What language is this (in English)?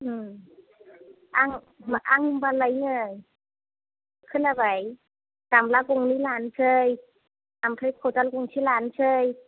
Bodo